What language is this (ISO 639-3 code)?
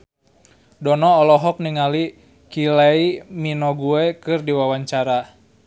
sun